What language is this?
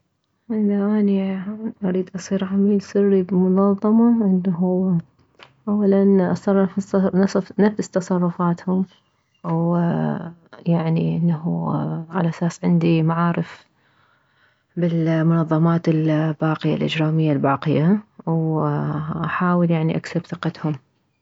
Mesopotamian Arabic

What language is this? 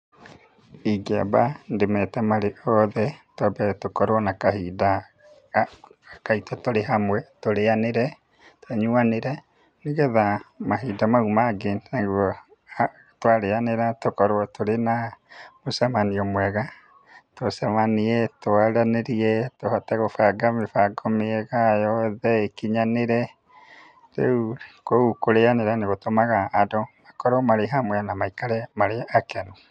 Kikuyu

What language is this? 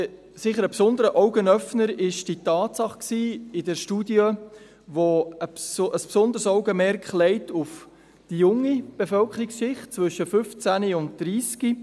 Swiss German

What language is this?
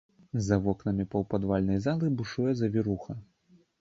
Belarusian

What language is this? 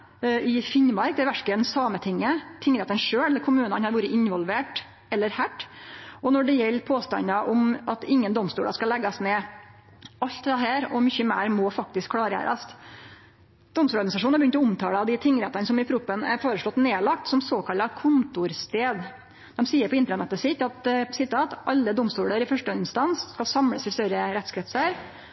Norwegian Nynorsk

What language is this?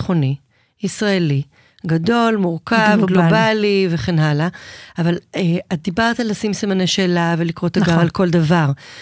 Hebrew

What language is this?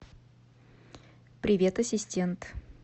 Russian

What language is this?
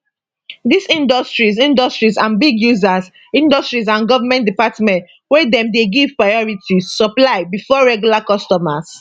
Nigerian Pidgin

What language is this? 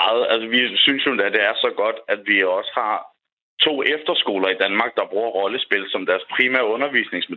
Danish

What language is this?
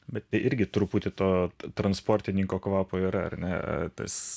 Lithuanian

